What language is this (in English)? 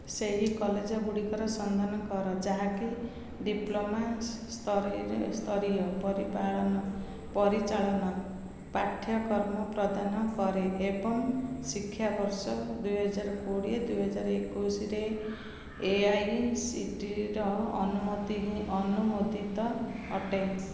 Odia